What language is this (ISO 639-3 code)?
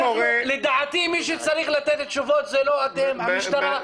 heb